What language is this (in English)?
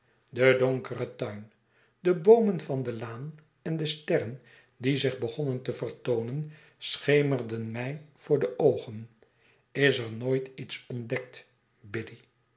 Dutch